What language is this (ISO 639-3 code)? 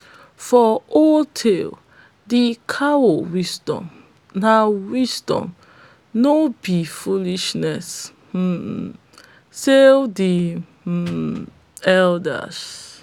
pcm